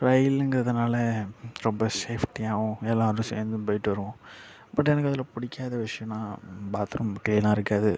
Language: Tamil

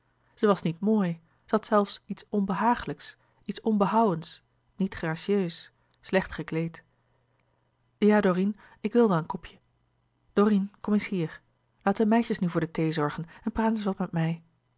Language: Dutch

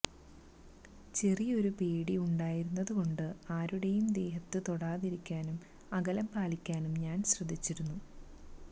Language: Malayalam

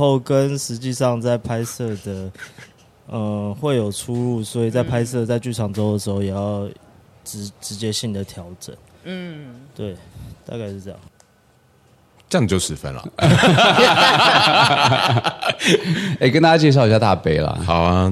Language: Chinese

